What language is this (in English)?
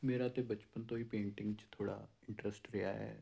Punjabi